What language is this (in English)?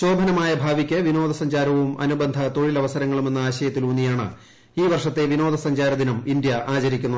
Malayalam